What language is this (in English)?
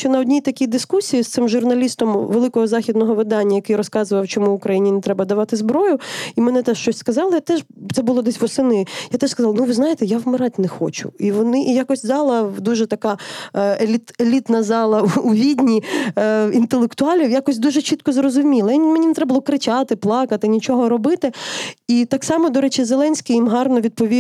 Ukrainian